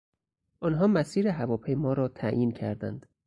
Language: Persian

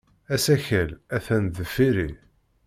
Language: Kabyle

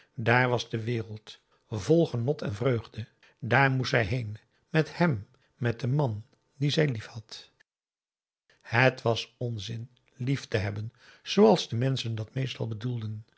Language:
Dutch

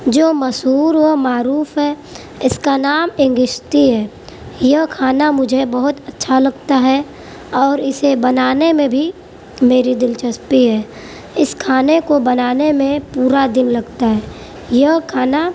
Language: Urdu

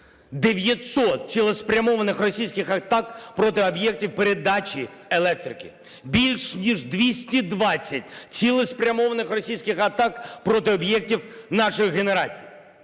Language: Ukrainian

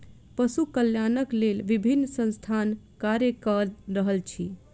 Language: Maithili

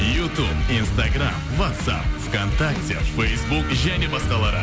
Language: Kazakh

